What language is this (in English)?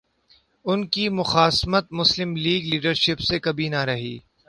Urdu